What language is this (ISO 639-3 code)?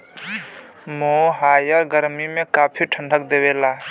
bho